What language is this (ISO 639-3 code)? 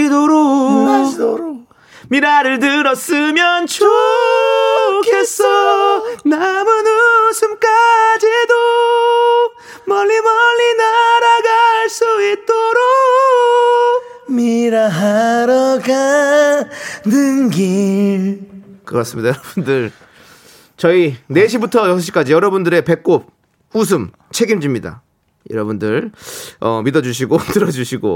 kor